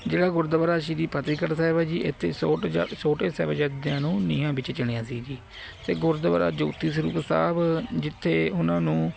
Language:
Punjabi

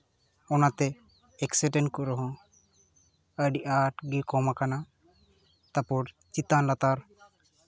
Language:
Santali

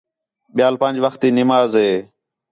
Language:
Khetrani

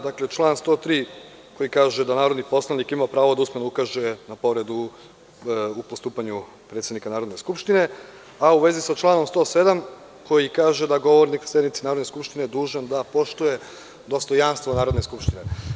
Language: Serbian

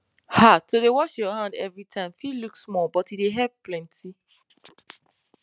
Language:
Nigerian Pidgin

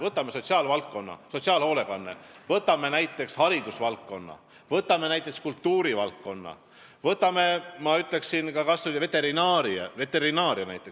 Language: Estonian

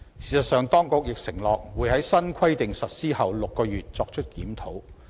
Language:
Cantonese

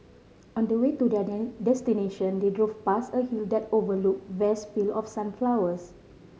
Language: English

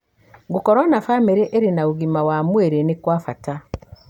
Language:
Kikuyu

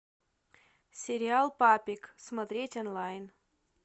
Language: Russian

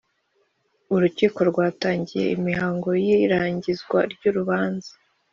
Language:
Kinyarwanda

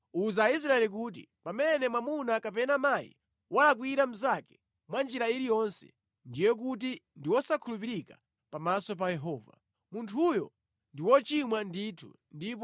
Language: Nyanja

